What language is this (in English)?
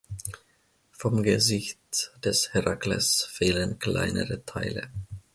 German